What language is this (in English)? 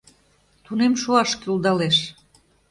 Mari